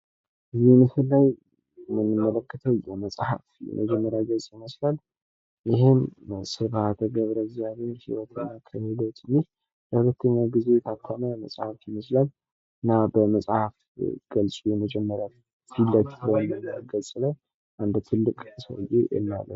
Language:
Amharic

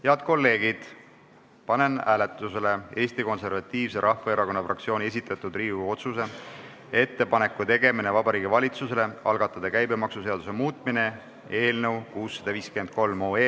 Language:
Estonian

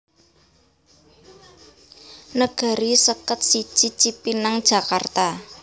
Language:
Javanese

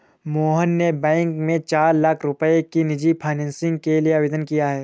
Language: Hindi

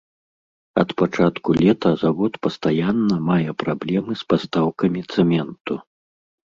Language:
Belarusian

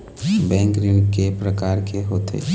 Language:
Chhattisgarhi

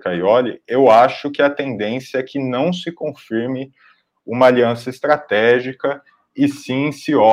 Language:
Portuguese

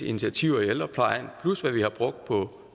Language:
Danish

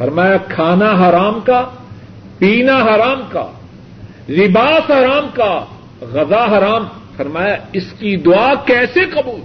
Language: Urdu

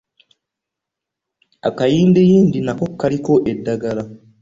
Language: Ganda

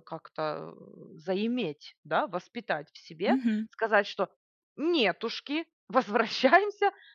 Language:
Russian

